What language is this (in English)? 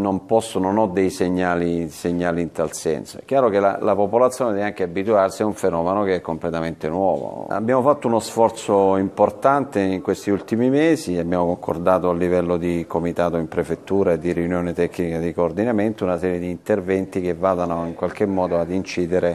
Italian